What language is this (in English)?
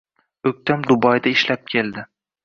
Uzbek